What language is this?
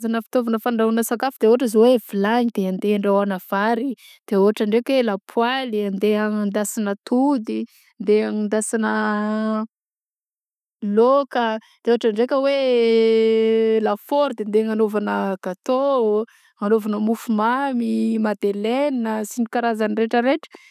Southern Betsimisaraka Malagasy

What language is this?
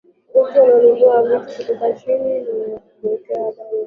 Swahili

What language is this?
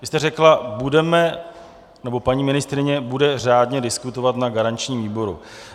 Czech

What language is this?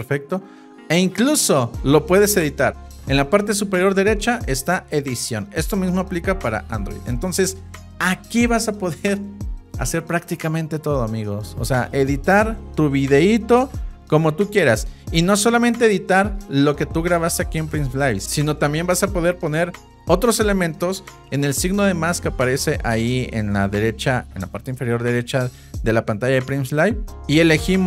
Spanish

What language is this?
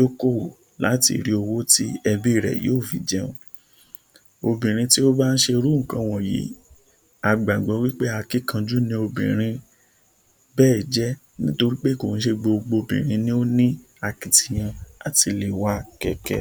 Yoruba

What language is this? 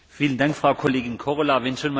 German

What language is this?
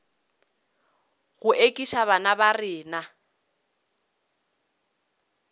Northern Sotho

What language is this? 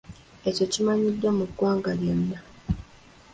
Ganda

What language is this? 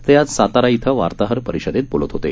Marathi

